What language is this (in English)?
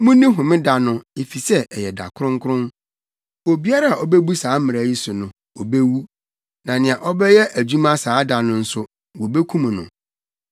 Akan